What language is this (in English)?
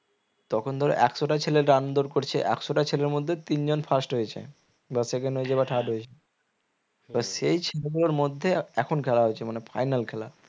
Bangla